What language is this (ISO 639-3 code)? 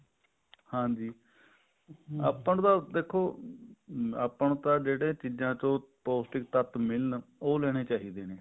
pan